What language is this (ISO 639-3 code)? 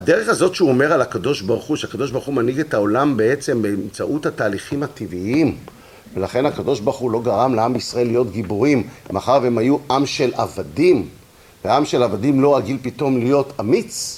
heb